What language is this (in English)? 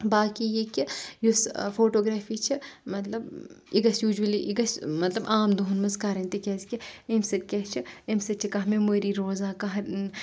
Kashmiri